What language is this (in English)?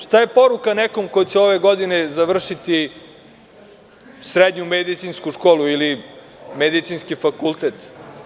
Serbian